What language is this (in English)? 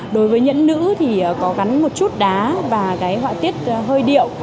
Vietnamese